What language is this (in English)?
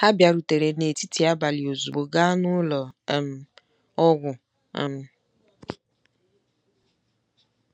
Igbo